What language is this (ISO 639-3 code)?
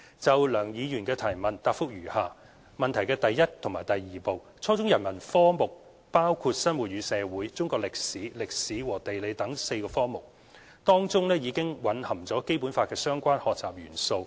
yue